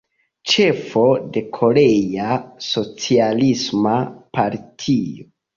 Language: Esperanto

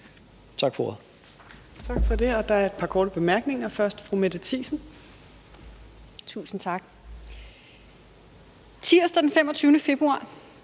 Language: Danish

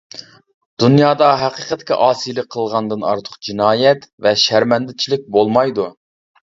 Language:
Uyghur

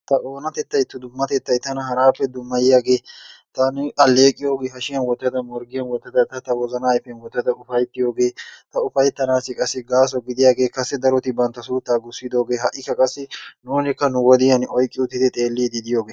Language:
Wolaytta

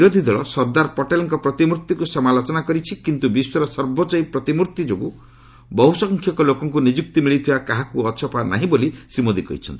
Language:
Odia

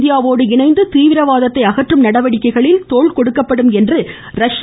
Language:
Tamil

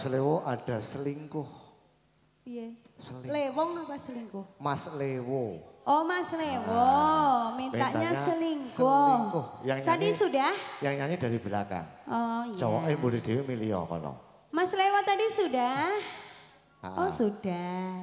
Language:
Indonesian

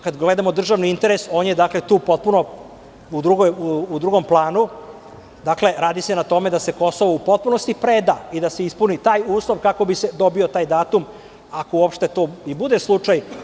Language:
Serbian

